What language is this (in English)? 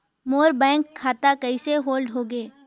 Chhattisgarhi